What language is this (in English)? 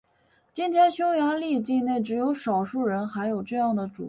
Chinese